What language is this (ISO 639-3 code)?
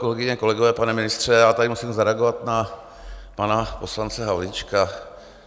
ces